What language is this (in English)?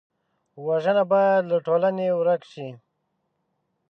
Pashto